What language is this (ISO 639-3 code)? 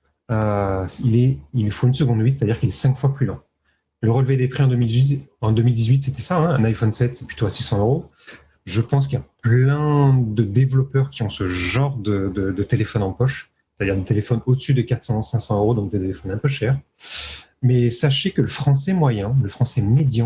fra